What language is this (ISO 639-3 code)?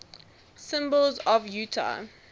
eng